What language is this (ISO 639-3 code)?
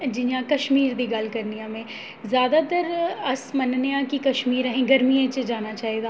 doi